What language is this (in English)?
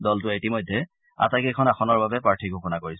Assamese